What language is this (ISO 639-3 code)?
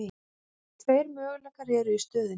isl